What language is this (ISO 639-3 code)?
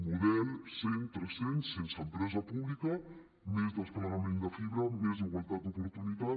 cat